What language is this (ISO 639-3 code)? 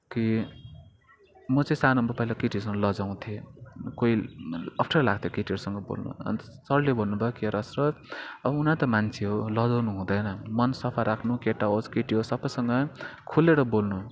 nep